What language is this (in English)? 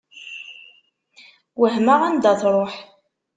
Kabyle